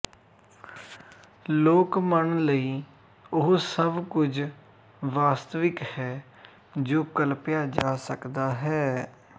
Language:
Punjabi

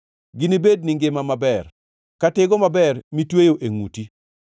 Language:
Luo (Kenya and Tanzania)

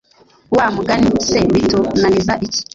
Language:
Kinyarwanda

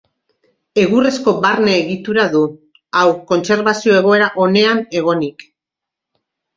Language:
Basque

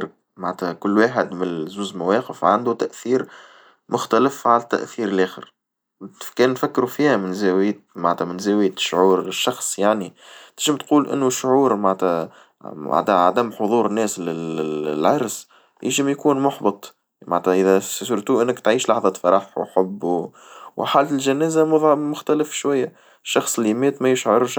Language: Tunisian Arabic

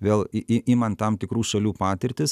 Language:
Lithuanian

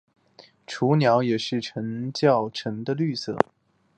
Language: Chinese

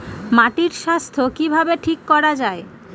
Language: Bangla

